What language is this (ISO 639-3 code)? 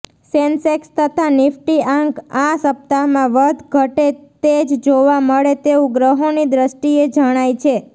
guj